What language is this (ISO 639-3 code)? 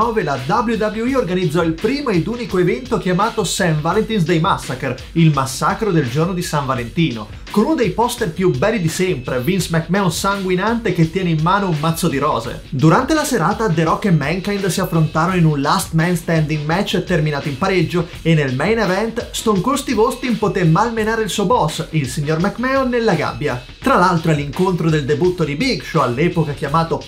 ita